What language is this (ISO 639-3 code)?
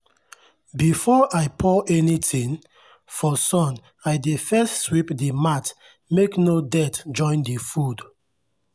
pcm